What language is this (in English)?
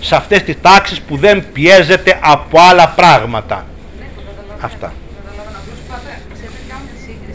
Greek